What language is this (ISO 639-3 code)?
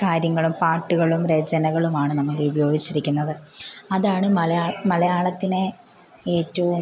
mal